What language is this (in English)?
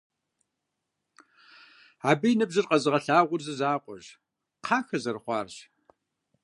Kabardian